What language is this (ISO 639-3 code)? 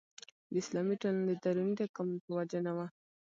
pus